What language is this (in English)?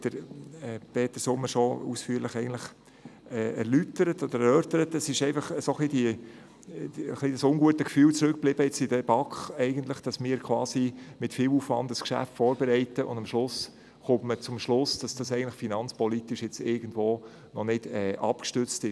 Swiss German